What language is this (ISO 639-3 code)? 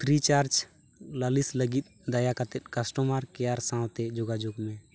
sat